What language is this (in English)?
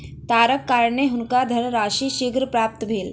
Maithili